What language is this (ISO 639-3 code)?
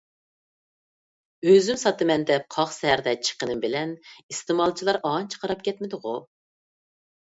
uig